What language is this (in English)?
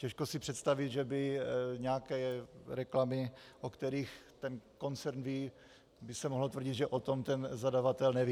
Czech